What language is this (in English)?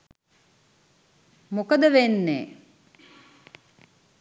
Sinhala